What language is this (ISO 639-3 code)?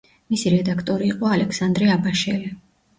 kat